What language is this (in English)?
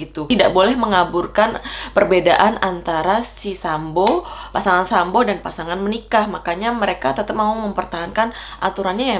Indonesian